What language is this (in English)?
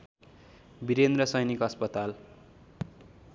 Nepali